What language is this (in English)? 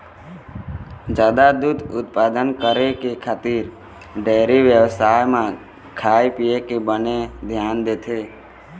Chhattisgarhi